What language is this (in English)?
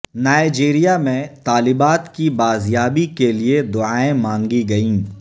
Urdu